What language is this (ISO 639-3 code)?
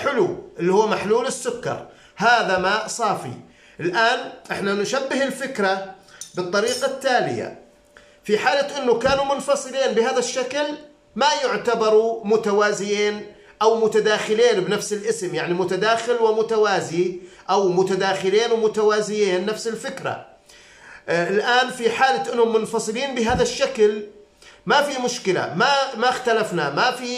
ara